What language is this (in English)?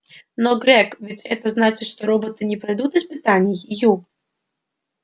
Russian